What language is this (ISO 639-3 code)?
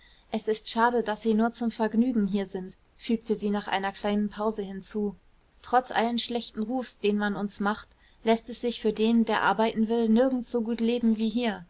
deu